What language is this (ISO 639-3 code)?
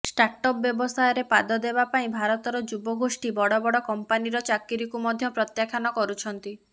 ori